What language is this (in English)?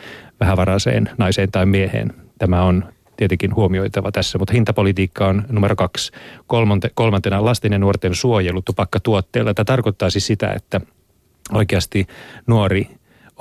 Finnish